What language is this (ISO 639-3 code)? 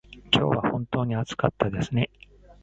jpn